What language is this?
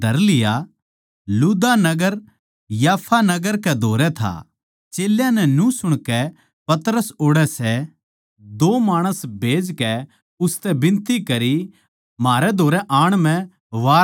Haryanvi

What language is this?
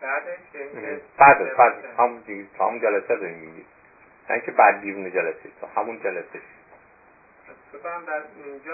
Persian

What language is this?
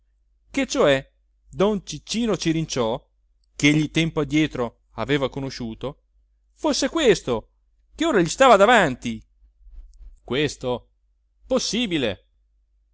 Italian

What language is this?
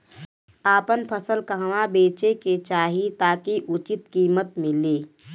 Bhojpuri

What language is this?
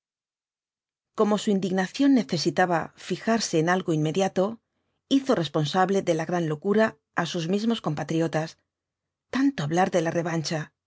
Spanish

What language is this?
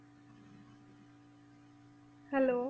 Punjabi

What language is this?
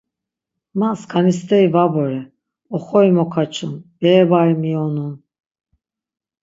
Laz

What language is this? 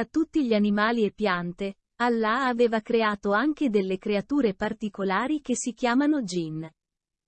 Italian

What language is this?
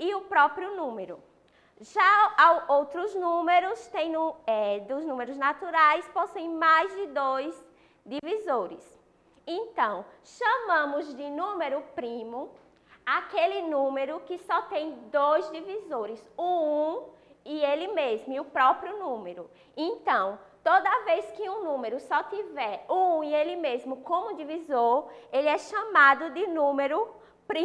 Portuguese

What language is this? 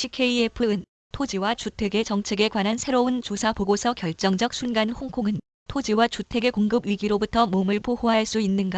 Korean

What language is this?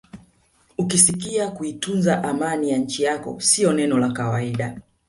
Swahili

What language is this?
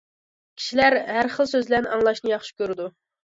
Uyghur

